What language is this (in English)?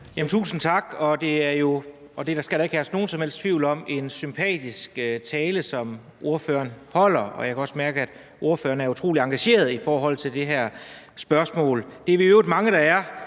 Danish